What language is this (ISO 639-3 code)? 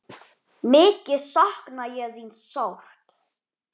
isl